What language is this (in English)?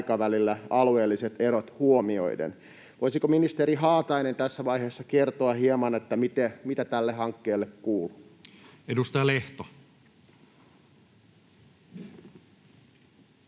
Finnish